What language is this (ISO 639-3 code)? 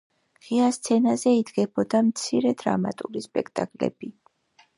kat